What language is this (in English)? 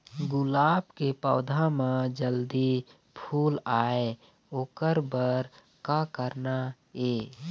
Chhattisgarhi